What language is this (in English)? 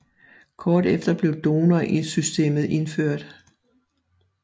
Danish